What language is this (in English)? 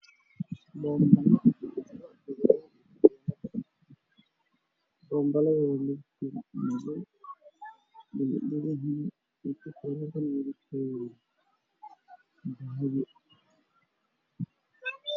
Somali